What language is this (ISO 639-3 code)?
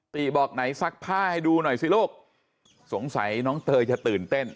tha